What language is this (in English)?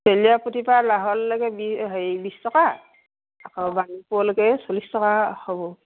Assamese